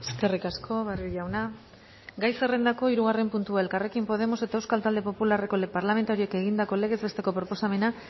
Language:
Basque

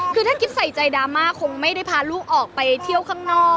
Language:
Thai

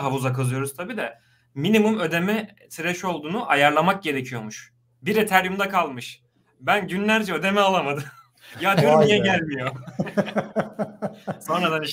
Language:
Turkish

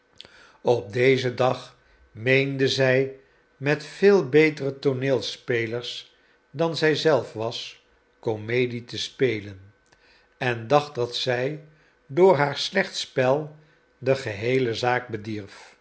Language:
Dutch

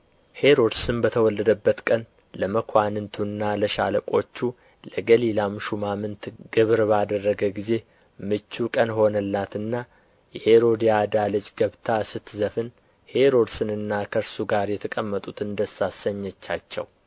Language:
Amharic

